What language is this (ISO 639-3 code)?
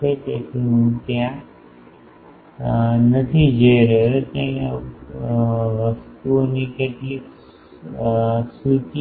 guj